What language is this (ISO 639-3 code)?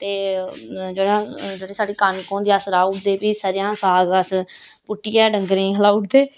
doi